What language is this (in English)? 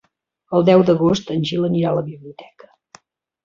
Catalan